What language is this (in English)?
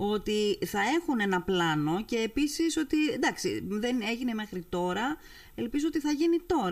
Greek